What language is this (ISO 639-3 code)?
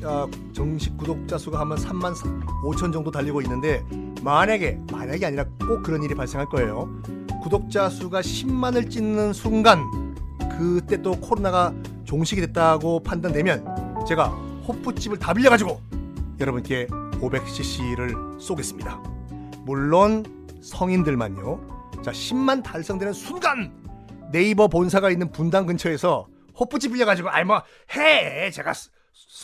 kor